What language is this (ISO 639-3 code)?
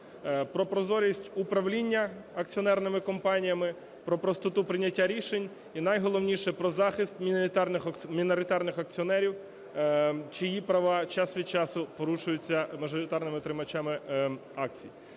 ukr